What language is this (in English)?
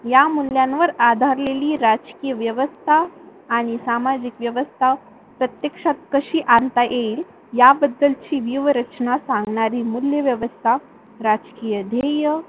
Marathi